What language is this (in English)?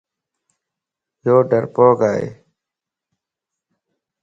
Lasi